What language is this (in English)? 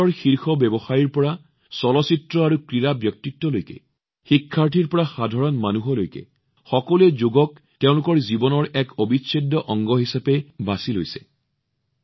Assamese